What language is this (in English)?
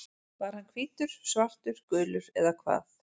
Icelandic